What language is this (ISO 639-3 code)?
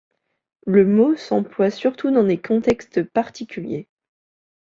fra